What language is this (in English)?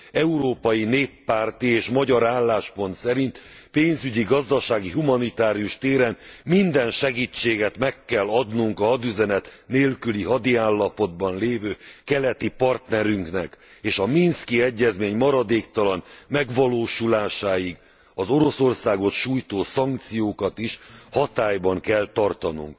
Hungarian